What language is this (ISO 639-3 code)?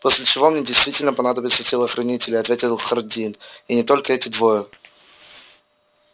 rus